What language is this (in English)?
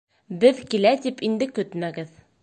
Bashkir